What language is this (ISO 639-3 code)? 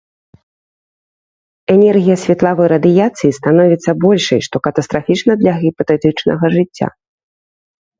bel